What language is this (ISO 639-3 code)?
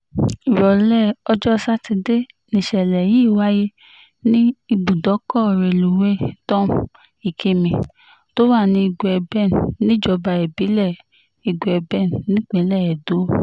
yor